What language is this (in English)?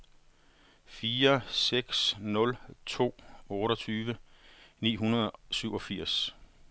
Danish